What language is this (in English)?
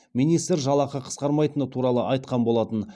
Kazakh